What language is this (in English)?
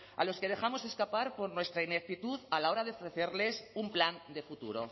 Spanish